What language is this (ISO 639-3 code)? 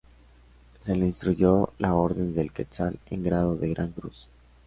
spa